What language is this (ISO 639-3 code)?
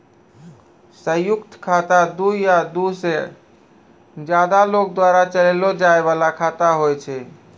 mai